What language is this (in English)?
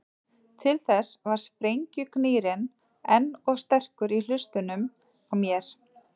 Icelandic